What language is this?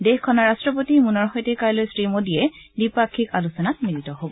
Assamese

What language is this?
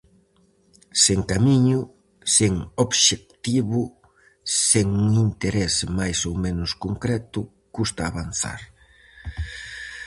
Galician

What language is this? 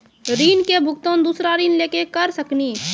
Maithili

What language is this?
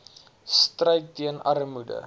Afrikaans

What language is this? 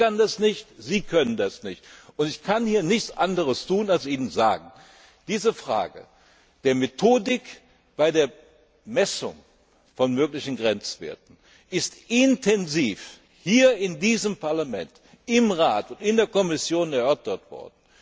German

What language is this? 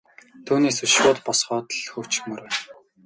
Mongolian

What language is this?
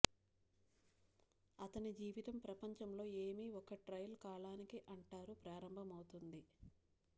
Telugu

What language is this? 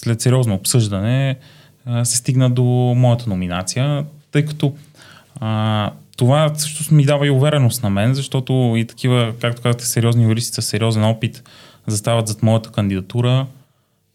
Bulgarian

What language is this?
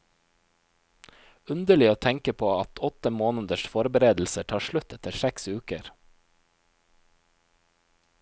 Norwegian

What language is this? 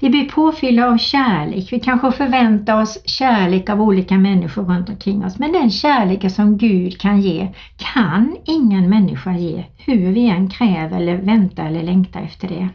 Swedish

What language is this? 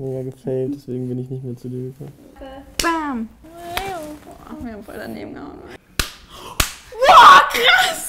German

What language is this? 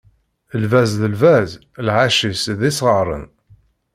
Kabyle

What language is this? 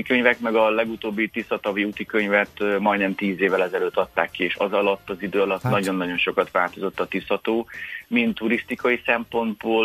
Hungarian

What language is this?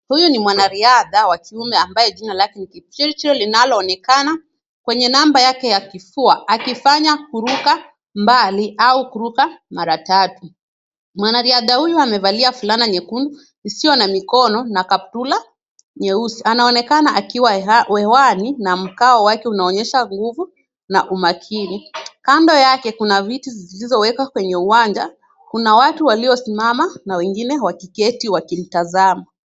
Swahili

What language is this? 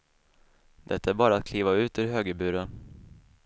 Swedish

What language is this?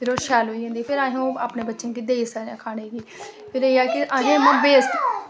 Dogri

